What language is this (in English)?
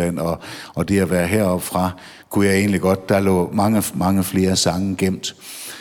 Danish